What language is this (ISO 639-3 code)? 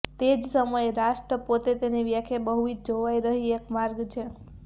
guj